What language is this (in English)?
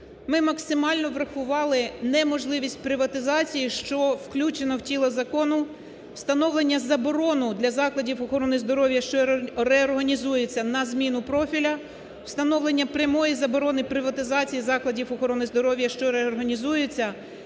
Ukrainian